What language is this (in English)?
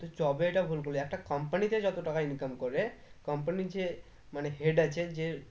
Bangla